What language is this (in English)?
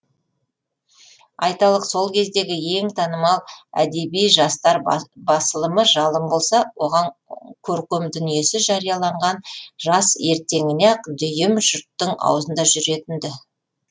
Kazakh